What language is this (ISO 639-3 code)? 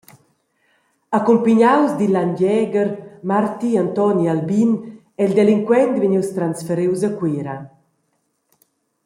roh